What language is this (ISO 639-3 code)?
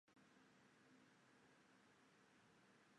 zho